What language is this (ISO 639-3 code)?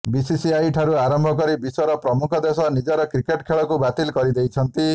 ori